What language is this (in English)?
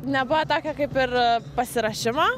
Lithuanian